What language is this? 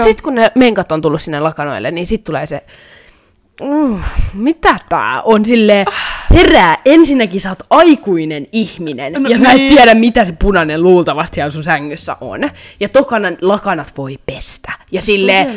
Finnish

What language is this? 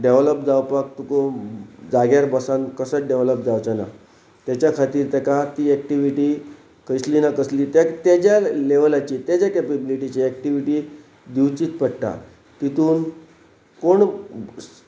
Konkani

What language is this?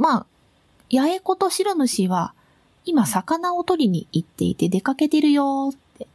Japanese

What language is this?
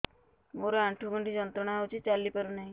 Odia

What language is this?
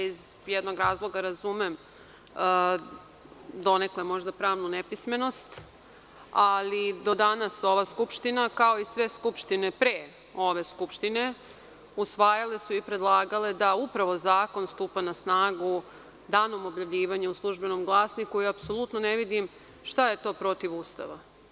Serbian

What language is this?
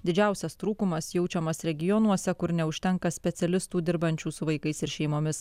Lithuanian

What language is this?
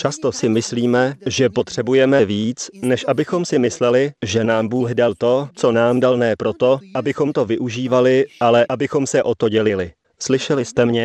Czech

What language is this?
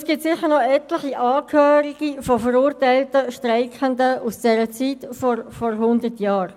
Swiss German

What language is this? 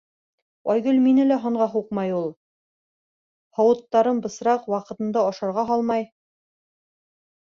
Bashkir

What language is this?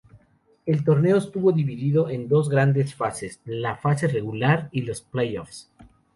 Spanish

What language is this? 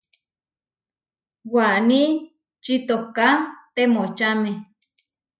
Huarijio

